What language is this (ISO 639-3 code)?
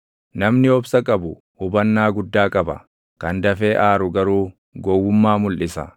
orm